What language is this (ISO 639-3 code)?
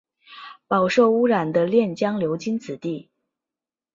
zho